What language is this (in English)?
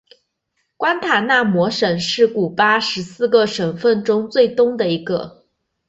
Chinese